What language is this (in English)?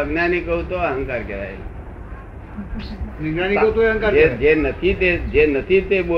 Gujarati